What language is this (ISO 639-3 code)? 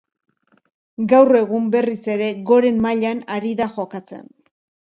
eus